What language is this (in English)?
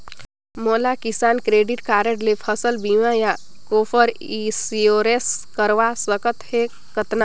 Chhattisgarhi